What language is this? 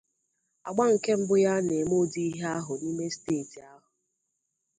Igbo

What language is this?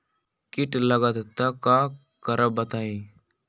Magahi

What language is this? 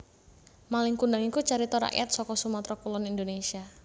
Javanese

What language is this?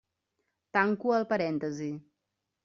Catalan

